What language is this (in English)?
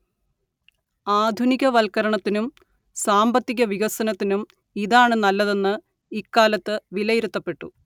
Malayalam